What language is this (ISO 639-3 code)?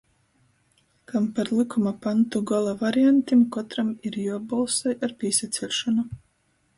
ltg